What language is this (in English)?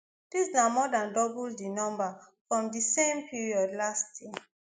Nigerian Pidgin